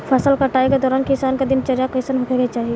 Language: Bhojpuri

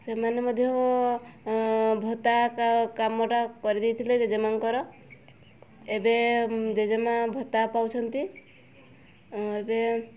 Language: Odia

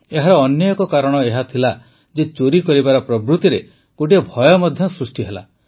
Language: Odia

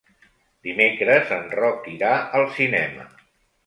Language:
Catalan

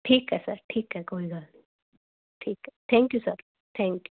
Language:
Punjabi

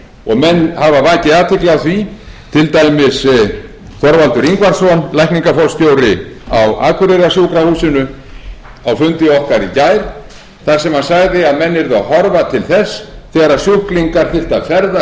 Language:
Icelandic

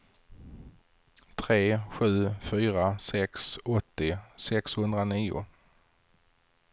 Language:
Swedish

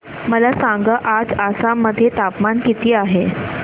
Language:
Marathi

